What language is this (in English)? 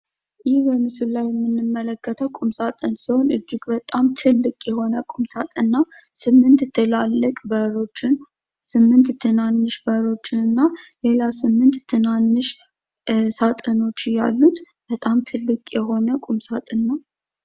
Amharic